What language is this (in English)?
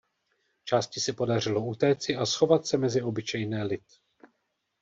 Czech